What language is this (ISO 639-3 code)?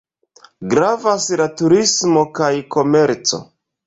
epo